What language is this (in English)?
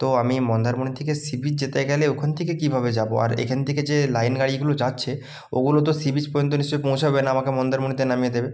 Bangla